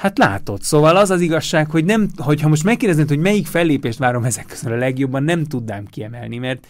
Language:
Hungarian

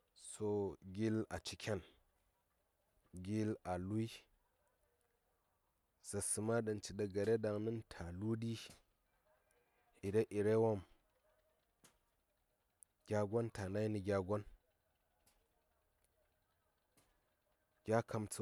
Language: Saya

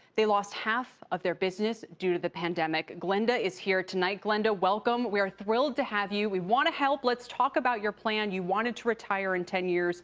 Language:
English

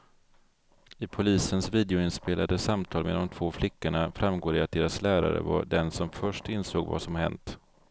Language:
Swedish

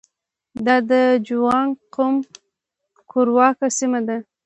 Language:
Pashto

